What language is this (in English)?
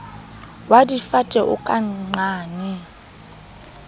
Southern Sotho